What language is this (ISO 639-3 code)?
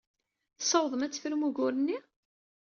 kab